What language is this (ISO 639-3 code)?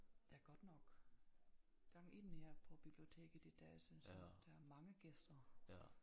dan